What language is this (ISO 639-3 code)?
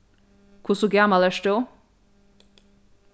fao